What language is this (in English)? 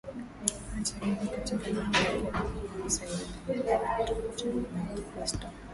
Swahili